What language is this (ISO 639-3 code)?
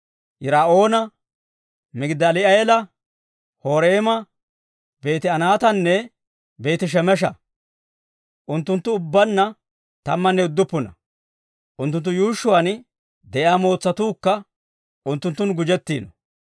dwr